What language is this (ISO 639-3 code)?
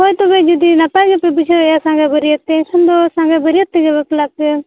sat